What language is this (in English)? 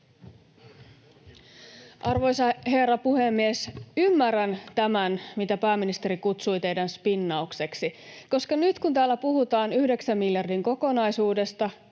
Finnish